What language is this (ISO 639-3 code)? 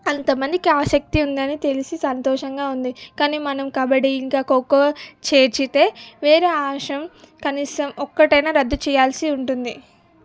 tel